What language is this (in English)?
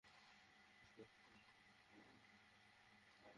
Bangla